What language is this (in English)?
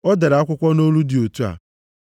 Igbo